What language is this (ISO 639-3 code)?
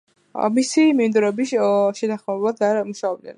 kat